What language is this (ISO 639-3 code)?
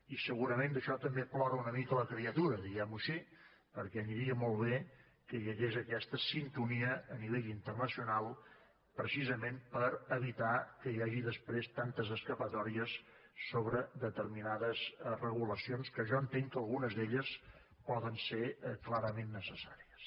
cat